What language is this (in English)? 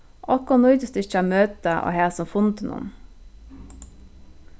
Faroese